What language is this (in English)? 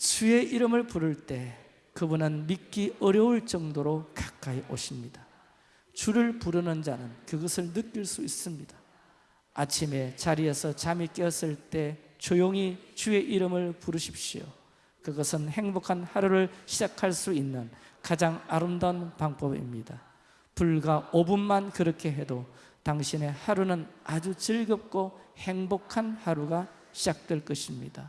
Korean